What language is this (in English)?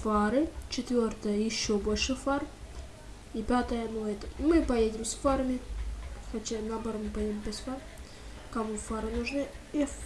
Russian